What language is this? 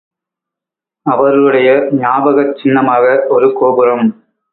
Tamil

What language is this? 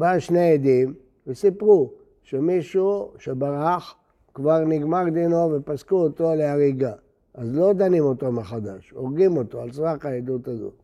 Hebrew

